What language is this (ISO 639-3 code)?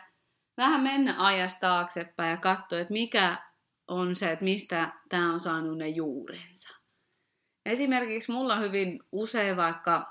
fin